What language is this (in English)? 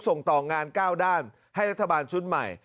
Thai